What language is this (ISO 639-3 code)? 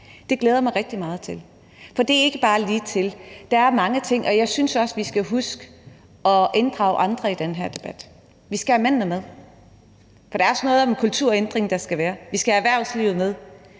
dan